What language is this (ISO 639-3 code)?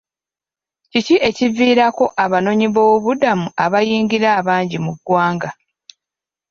lug